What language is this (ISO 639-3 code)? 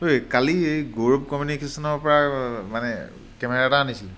asm